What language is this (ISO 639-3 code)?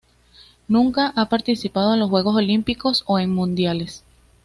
spa